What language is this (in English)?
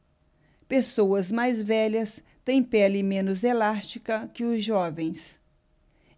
Portuguese